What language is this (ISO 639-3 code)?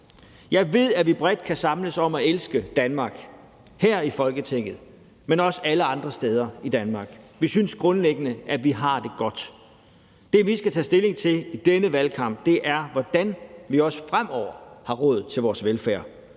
dan